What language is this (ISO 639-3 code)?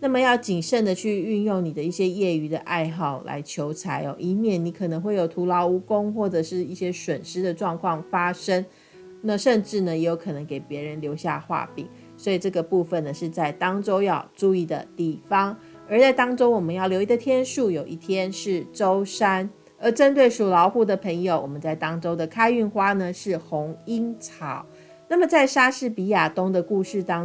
zho